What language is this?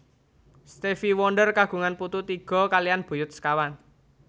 Javanese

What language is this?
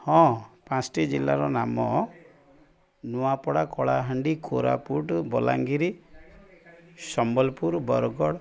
Odia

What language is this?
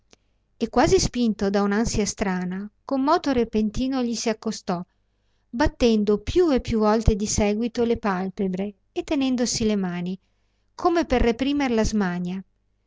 Italian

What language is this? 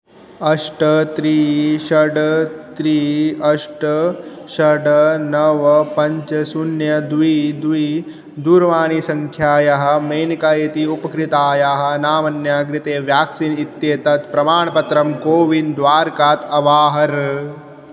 Sanskrit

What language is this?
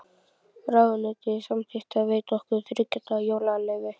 Icelandic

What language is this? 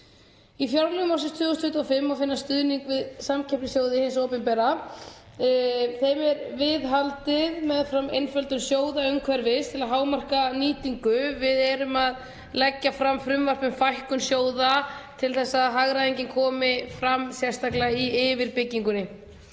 Icelandic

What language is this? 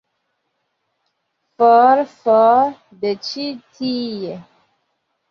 Esperanto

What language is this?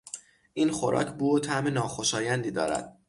Persian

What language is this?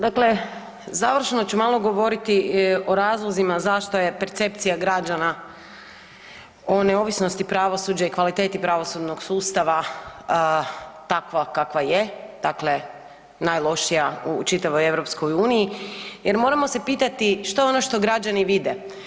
Croatian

